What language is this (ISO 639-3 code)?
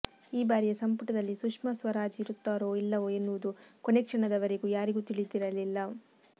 kan